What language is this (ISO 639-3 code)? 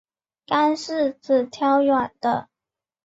zho